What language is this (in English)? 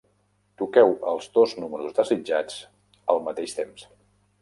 Catalan